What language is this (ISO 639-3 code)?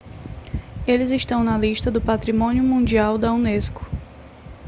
por